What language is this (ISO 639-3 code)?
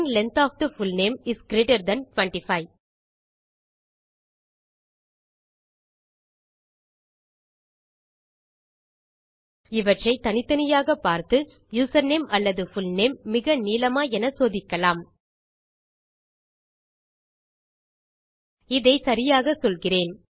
tam